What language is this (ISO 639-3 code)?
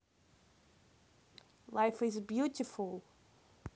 rus